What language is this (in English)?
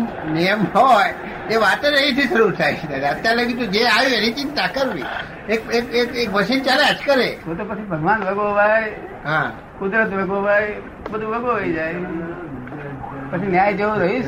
Gujarati